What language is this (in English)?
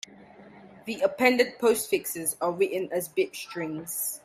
English